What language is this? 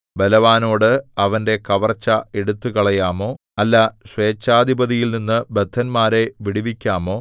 Malayalam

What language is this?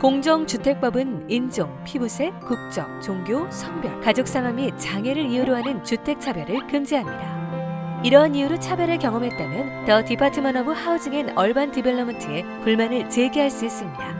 Korean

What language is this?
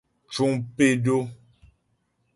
Ghomala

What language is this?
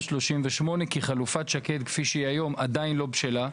Hebrew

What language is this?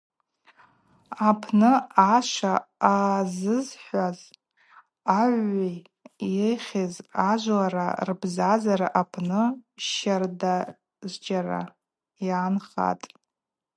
Abaza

